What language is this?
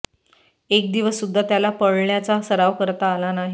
Marathi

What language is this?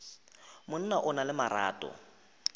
Northern Sotho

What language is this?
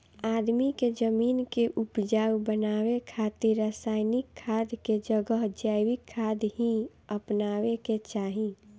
Bhojpuri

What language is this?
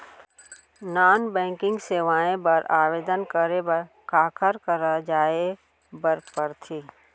Chhattisgarhi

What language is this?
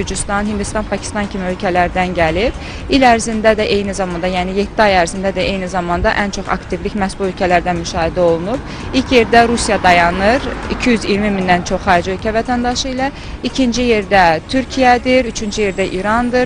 Turkish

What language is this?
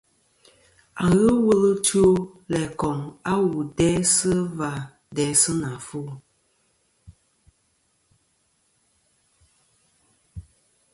Kom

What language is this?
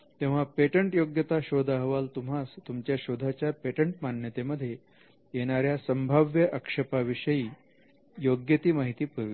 Marathi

